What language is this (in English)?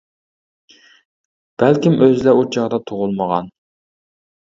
Uyghur